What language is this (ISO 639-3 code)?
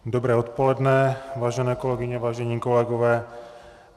ces